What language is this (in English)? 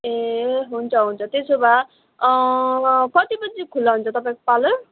Nepali